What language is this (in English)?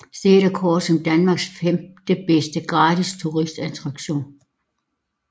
Danish